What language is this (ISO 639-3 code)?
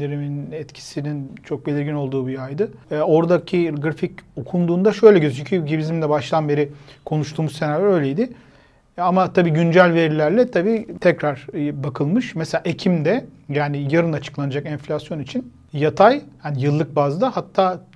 tur